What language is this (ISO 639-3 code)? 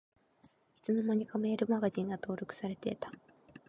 jpn